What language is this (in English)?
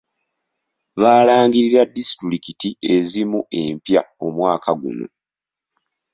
Ganda